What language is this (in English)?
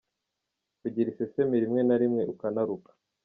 Kinyarwanda